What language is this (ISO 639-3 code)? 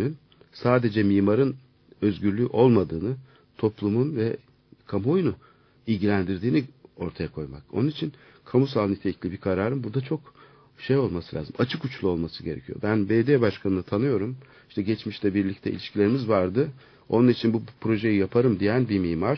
tur